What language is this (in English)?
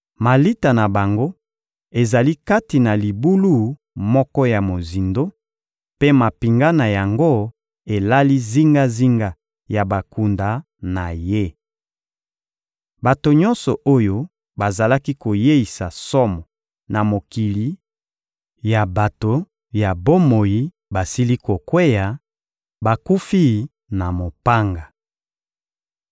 Lingala